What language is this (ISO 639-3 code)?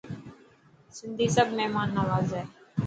mki